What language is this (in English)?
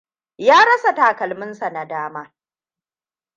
Hausa